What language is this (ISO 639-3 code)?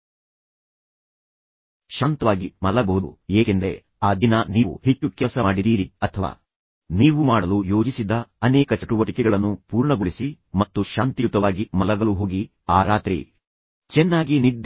kan